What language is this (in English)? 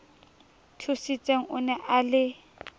Southern Sotho